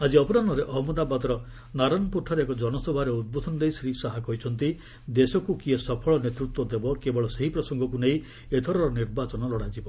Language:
Odia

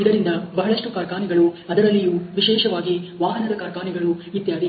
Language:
Kannada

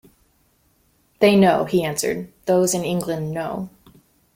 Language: English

